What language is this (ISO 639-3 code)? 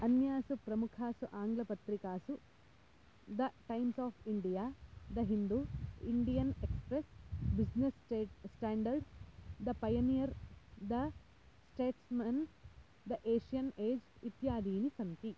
san